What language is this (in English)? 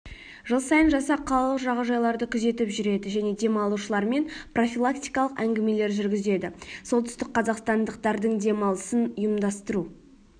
Kazakh